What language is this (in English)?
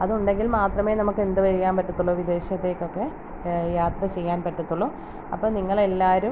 Malayalam